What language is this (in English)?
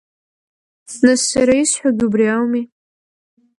Abkhazian